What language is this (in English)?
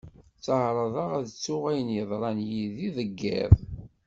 Kabyle